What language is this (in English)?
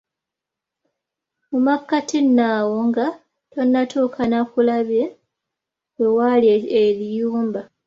Ganda